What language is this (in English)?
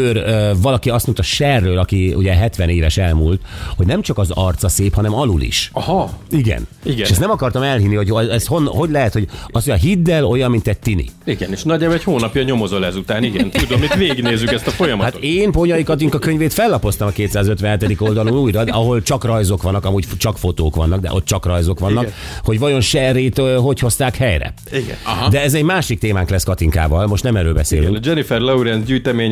Hungarian